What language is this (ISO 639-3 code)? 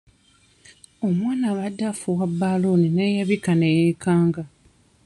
lug